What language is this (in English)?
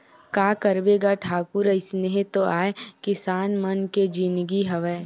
Chhattisgarhi